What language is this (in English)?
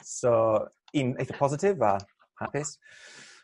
Welsh